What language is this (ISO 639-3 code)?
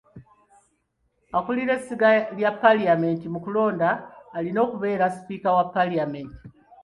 lug